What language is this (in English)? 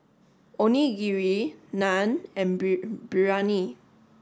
English